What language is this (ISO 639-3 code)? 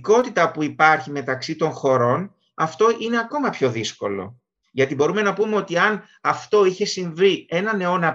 ell